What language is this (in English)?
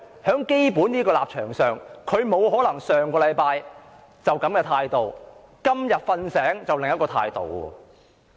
Cantonese